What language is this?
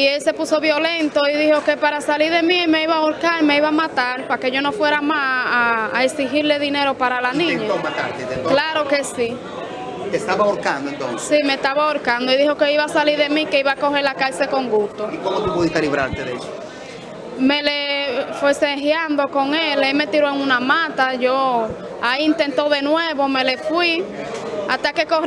Spanish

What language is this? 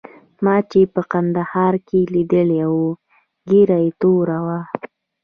Pashto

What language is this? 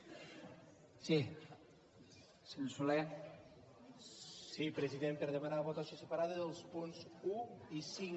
Catalan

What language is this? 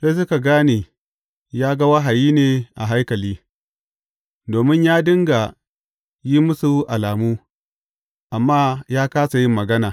Hausa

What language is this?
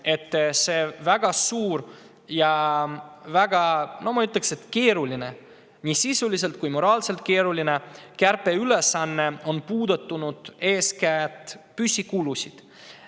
Estonian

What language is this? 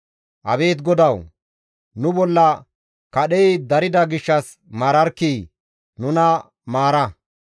Gamo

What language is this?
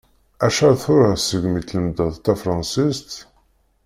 Kabyle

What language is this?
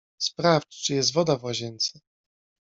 Polish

